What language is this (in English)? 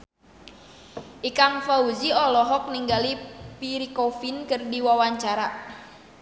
Sundanese